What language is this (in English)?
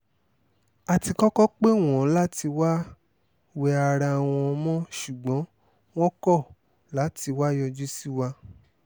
Yoruba